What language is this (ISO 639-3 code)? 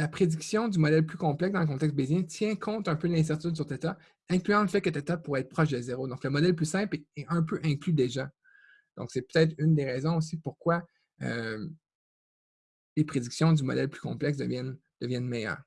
fra